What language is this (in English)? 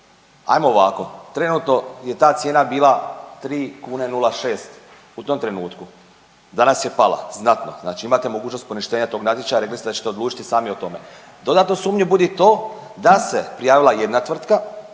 Croatian